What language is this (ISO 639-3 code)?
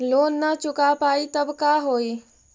mag